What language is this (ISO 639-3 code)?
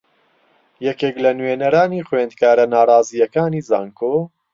ckb